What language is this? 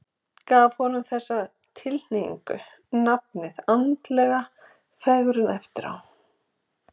Icelandic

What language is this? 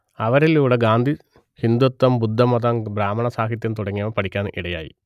Malayalam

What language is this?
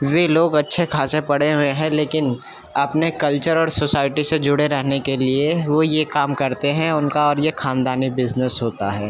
Urdu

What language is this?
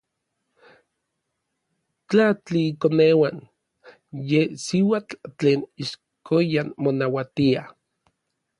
Orizaba Nahuatl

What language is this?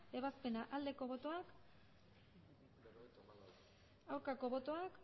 Basque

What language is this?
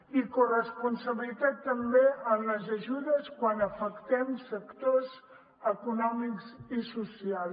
Catalan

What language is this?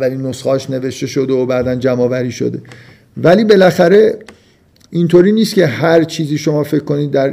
Persian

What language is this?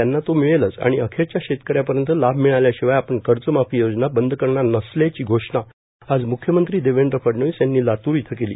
Marathi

